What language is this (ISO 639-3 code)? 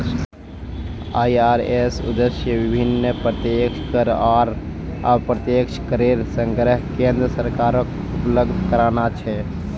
mag